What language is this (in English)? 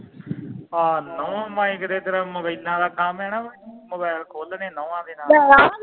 Punjabi